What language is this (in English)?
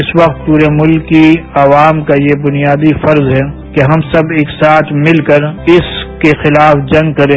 Hindi